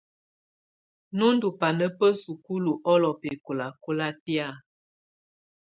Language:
Tunen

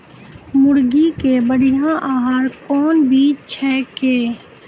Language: Maithili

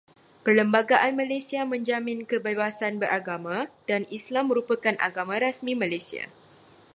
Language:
Malay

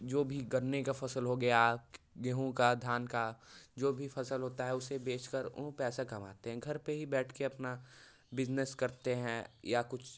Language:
Hindi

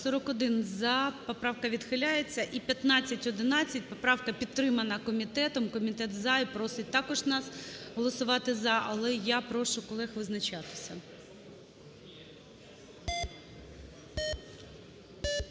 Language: Ukrainian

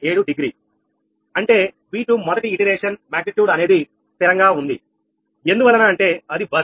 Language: Telugu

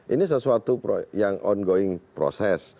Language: Indonesian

